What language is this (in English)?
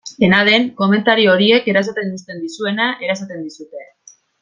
Basque